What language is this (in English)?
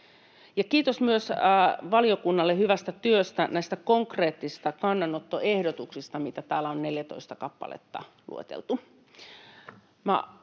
Finnish